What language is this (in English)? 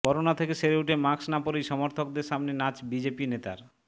Bangla